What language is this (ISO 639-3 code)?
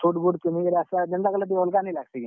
ori